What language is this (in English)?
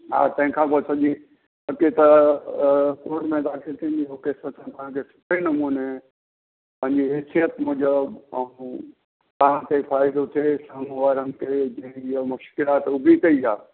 Sindhi